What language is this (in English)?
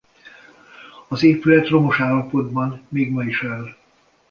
Hungarian